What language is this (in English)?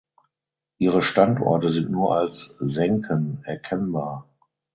German